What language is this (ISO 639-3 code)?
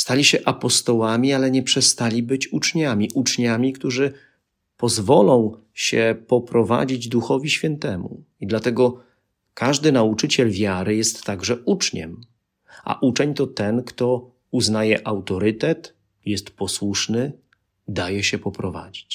pol